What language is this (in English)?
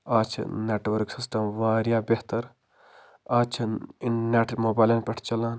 Kashmiri